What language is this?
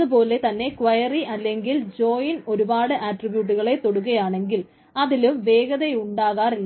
Malayalam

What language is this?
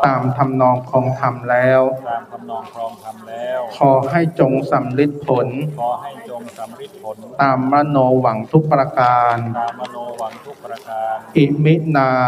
Thai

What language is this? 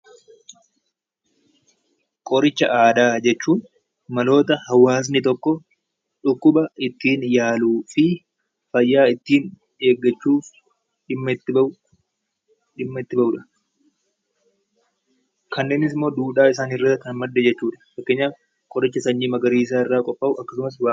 Oromo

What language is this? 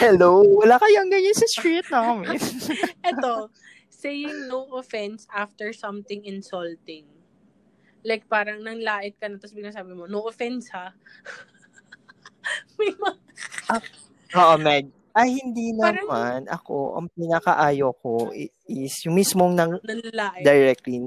Filipino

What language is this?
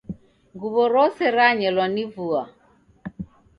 Taita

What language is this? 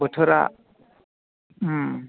Bodo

